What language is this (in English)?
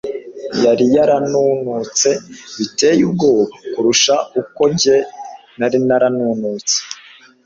Kinyarwanda